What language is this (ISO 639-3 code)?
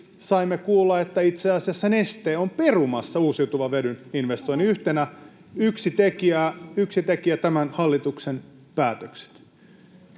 fin